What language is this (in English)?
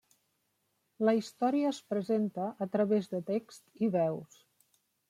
Catalan